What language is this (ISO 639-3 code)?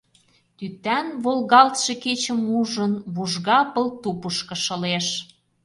chm